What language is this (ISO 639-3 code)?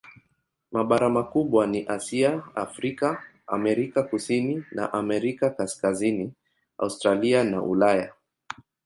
swa